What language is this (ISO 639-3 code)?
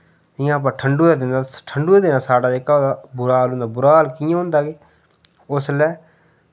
doi